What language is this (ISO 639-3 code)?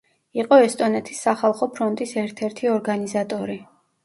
kat